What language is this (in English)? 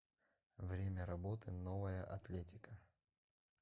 Russian